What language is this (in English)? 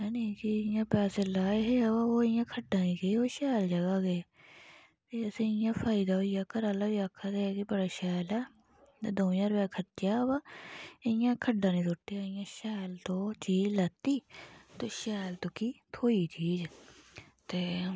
Dogri